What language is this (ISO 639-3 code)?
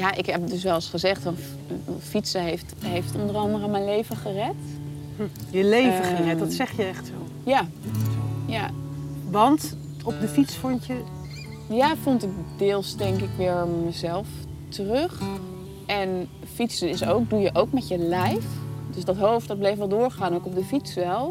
nld